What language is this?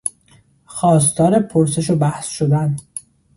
Persian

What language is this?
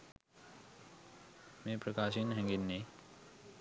Sinhala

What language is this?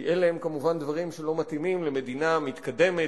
Hebrew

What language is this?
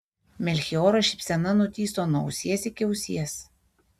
Lithuanian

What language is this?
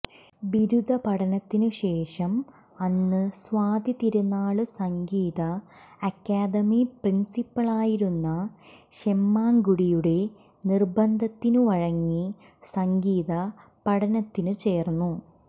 Malayalam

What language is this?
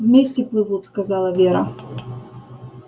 Russian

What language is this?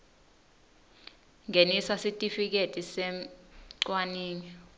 Swati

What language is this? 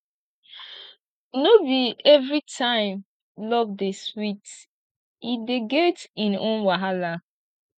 Nigerian Pidgin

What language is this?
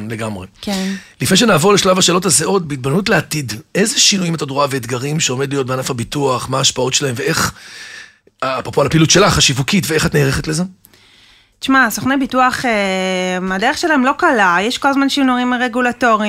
Hebrew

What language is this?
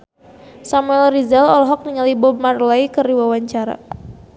Sundanese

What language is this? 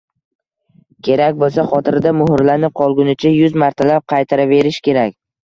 Uzbek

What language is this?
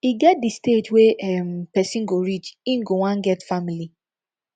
Nigerian Pidgin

